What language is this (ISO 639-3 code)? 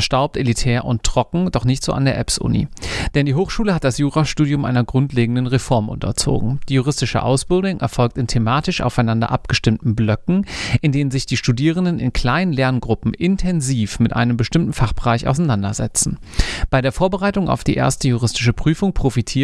deu